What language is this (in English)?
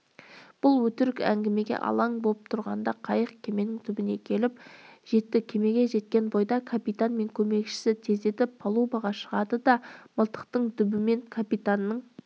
Kazakh